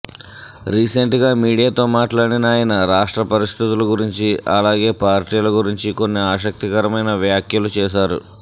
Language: Telugu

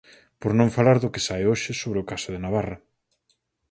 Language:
Galician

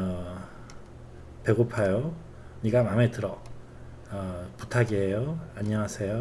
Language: Korean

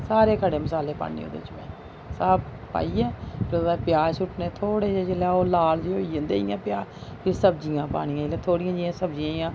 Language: Dogri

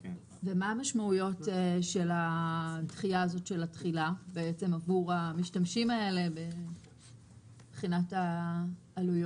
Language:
Hebrew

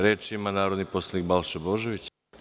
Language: Serbian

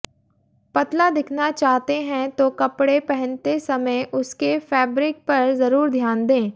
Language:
Hindi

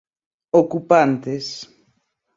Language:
Portuguese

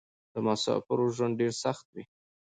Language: Pashto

